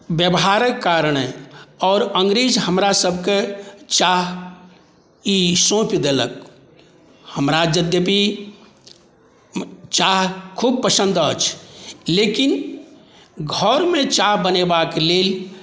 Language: Maithili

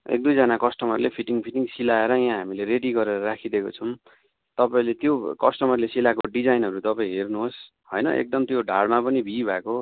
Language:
Nepali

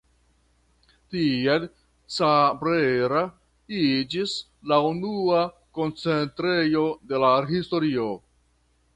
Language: Esperanto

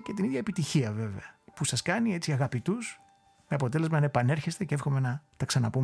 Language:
Greek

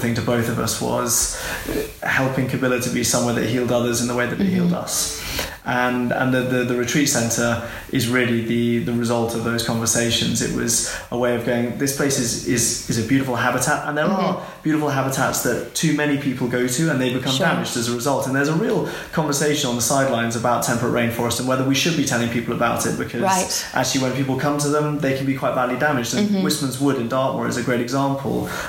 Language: English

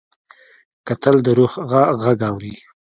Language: Pashto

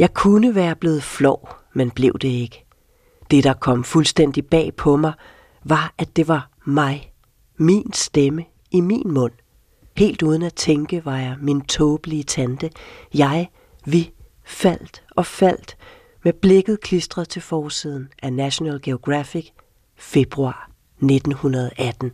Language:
Danish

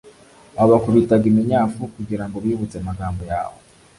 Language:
Kinyarwanda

